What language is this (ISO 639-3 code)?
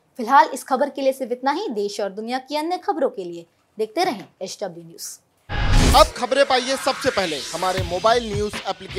hin